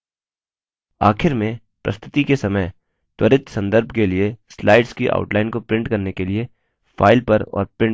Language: Hindi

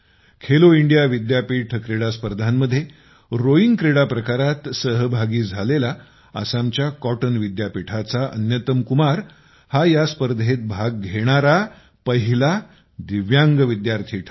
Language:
Marathi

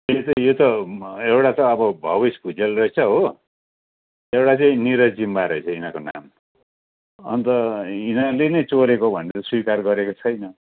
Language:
Nepali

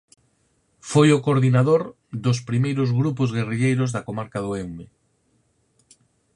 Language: Galician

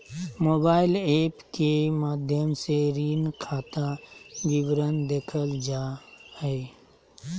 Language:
Magahi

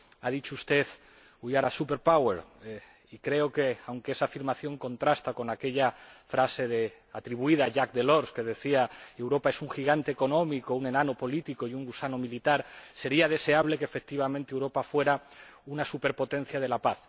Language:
Spanish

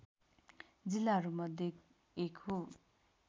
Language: Nepali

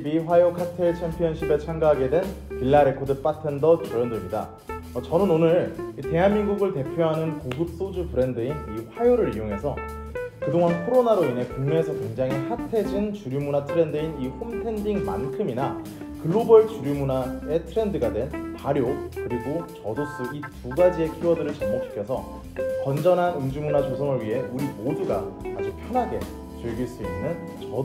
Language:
Korean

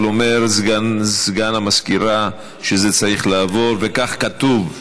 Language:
Hebrew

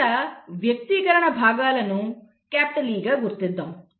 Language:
Telugu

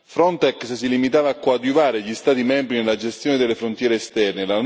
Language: Italian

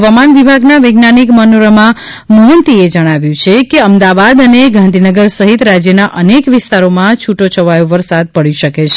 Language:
Gujarati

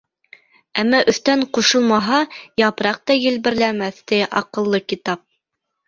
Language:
Bashkir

